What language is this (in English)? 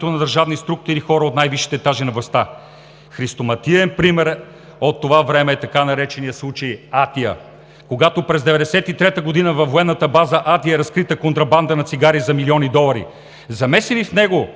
Bulgarian